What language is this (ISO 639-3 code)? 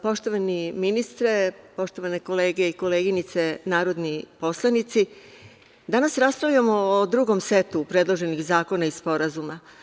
srp